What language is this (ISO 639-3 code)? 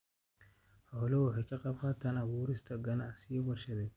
som